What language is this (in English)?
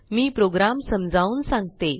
Marathi